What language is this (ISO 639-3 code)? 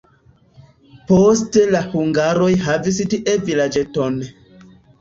epo